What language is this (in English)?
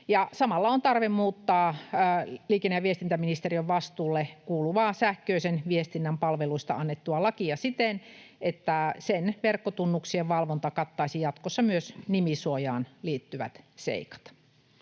Finnish